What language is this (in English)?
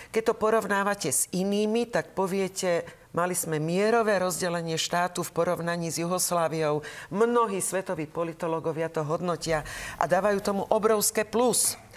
Slovak